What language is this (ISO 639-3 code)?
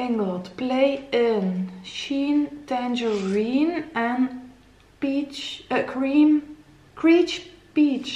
nld